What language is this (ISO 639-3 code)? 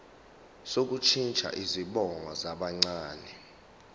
zul